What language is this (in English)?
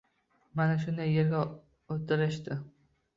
Uzbek